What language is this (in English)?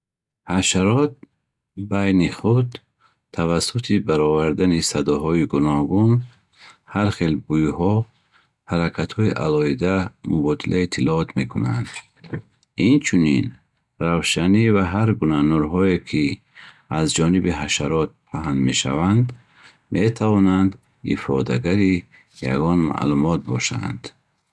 Bukharic